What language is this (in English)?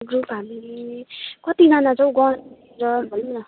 Nepali